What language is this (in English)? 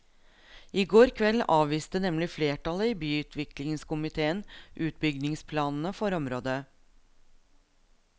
Norwegian